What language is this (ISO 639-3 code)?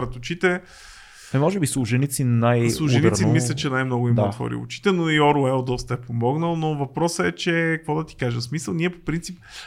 bul